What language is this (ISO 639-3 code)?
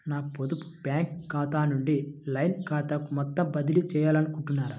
tel